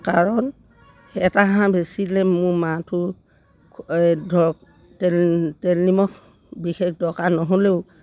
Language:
Assamese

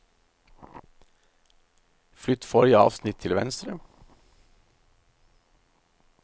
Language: Norwegian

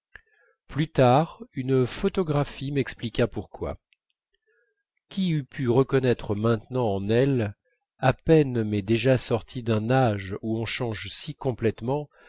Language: French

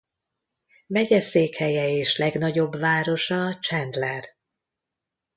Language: Hungarian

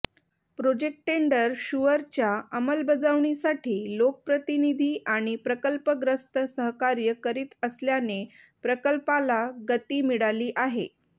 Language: Marathi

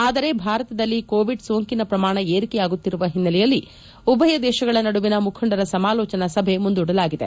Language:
Kannada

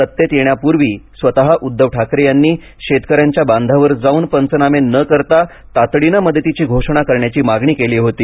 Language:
Marathi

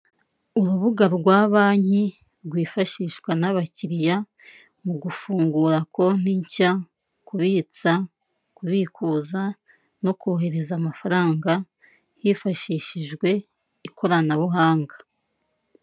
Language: Kinyarwanda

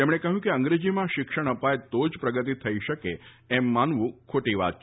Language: Gujarati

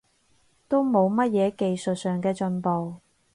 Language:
Cantonese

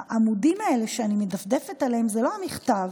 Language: Hebrew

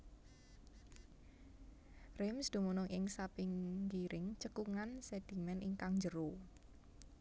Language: Javanese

